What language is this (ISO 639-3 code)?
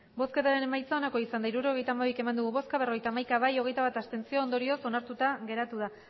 eus